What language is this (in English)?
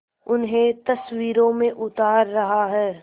Hindi